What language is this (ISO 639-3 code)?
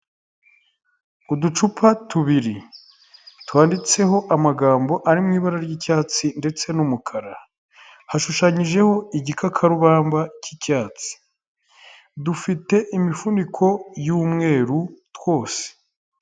kin